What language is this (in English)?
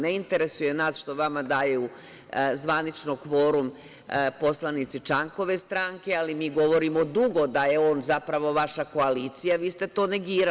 Serbian